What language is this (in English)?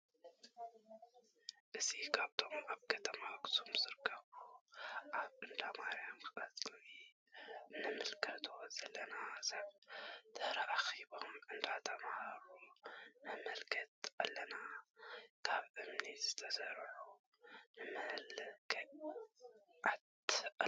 Tigrinya